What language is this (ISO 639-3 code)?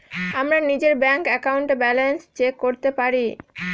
ben